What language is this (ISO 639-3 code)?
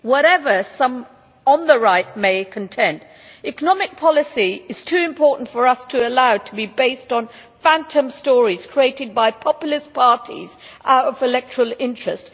eng